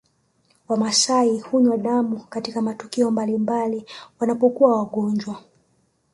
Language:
Swahili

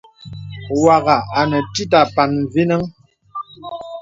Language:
Bebele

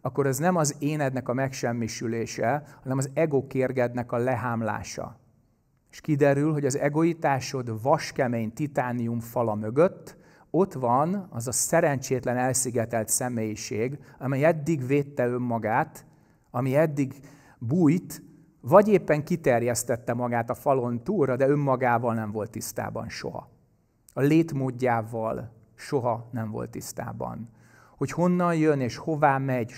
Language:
Hungarian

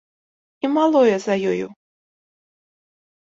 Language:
Belarusian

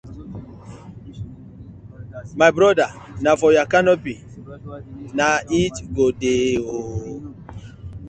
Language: Nigerian Pidgin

